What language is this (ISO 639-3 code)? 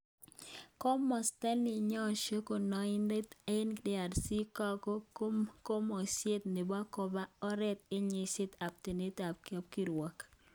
kln